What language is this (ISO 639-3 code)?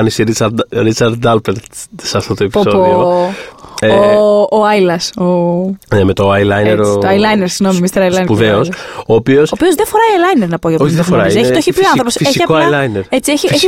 ell